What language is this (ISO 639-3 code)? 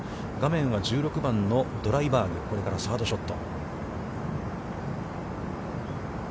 jpn